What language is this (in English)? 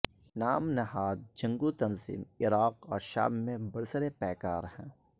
Urdu